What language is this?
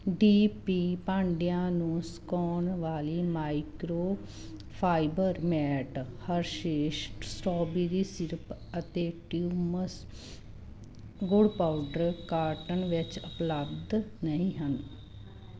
Punjabi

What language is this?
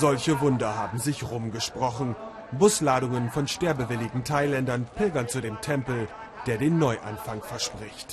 German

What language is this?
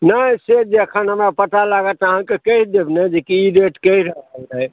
Maithili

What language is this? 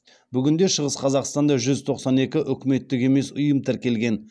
Kazakh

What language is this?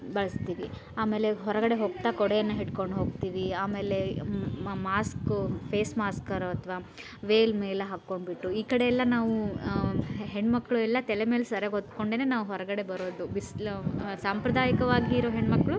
Kannada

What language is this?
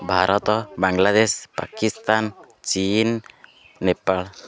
Odia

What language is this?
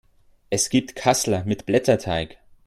German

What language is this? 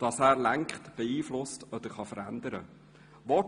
Swiss German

